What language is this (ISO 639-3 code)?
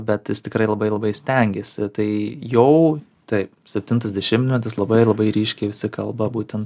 lit